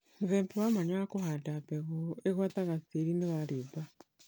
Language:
Kikuyu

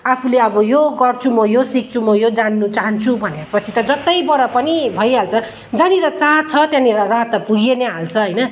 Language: Nepali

